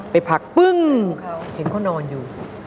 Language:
Thai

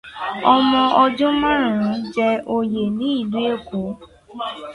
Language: Yoruba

